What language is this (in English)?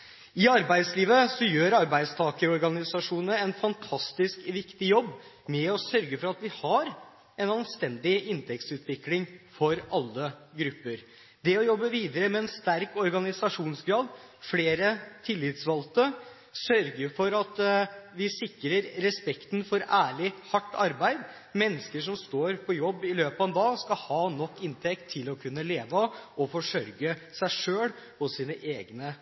Norwegian Bokmål